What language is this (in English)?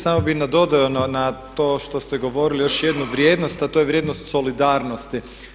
Croatian